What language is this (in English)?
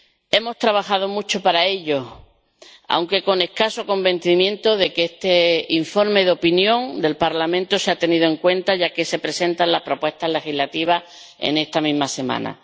Spanish